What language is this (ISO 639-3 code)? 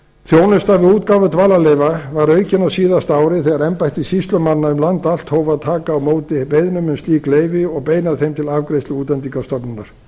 isl